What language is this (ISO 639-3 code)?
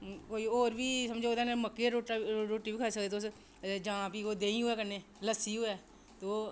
doi